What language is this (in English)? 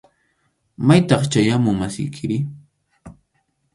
Arequipa-La Unión Quechua